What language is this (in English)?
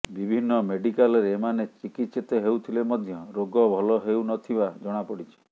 Odia